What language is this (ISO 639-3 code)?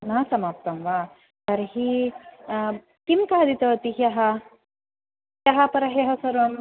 san